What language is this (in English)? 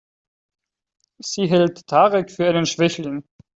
German